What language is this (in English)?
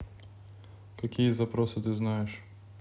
Russian